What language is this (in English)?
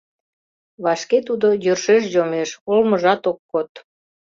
Mari